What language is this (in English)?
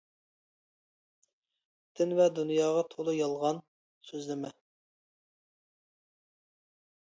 Uyghur